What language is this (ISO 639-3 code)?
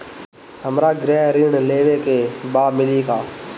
bho